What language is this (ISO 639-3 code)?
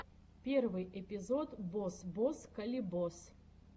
rus